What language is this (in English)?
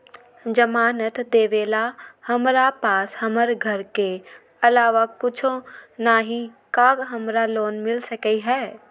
Magahi